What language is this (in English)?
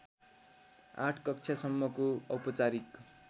Nepali